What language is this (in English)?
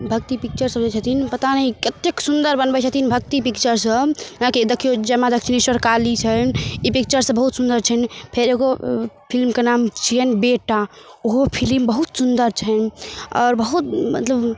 Maithili